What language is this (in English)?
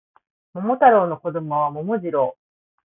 Japanese